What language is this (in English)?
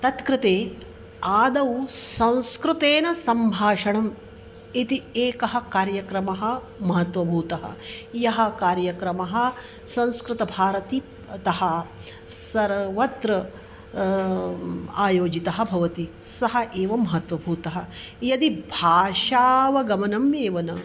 Sanskrit